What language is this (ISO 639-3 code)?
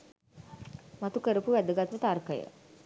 sin